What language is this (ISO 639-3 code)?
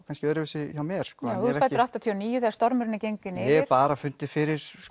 isl